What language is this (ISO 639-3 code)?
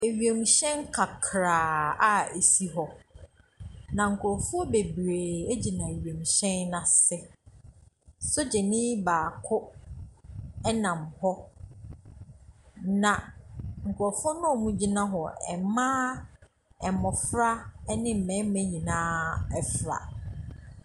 aka